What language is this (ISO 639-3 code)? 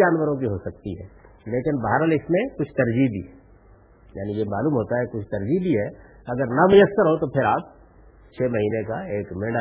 urd